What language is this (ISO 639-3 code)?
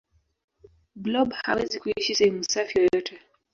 swa